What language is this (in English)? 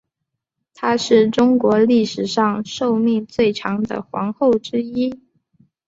Chinese